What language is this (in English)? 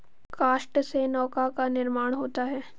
Hindi